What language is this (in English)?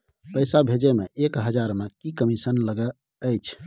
Maithili